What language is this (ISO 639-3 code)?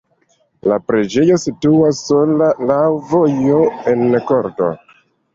epo